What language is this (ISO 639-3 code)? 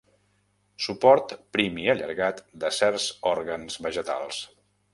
cat